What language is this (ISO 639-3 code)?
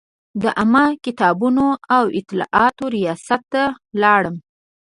pus